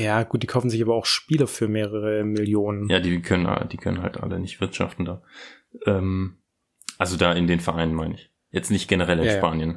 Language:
German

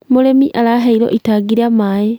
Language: Kikuyu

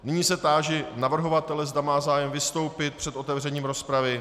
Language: Czech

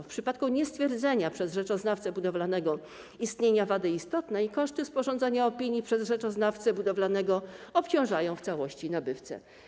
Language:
Polish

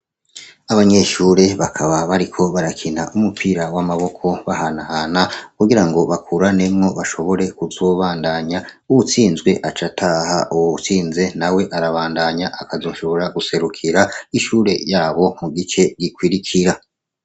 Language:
Rundi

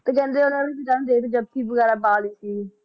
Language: Punjabi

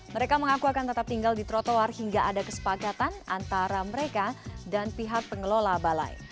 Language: Indonesian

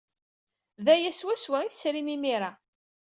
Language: Kabyle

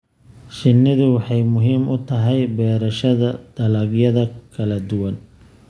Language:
Somali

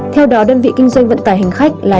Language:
Vietnamese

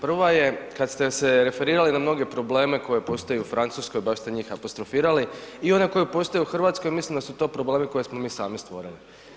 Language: Croatian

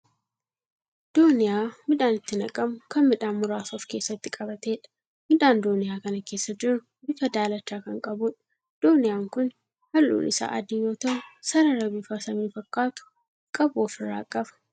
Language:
Oromo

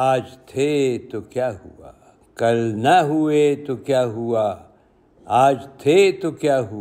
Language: Urdu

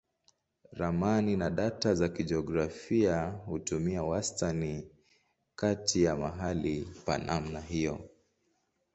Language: Swahili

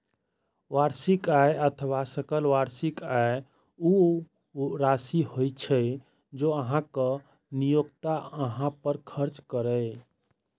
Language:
Maithili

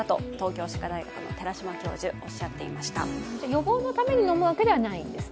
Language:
Japanese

